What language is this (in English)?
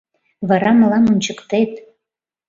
Mari